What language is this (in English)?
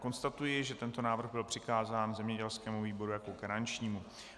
Czech